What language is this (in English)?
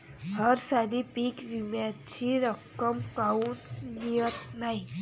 Marathi